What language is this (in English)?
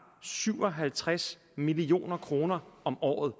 Danish